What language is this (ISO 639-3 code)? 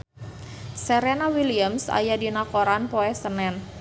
sun